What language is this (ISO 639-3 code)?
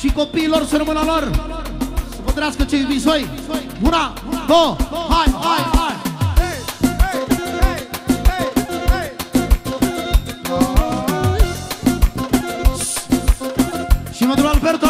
ron